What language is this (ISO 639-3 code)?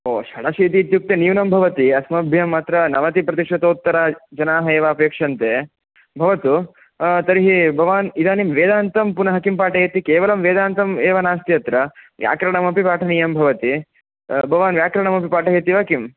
san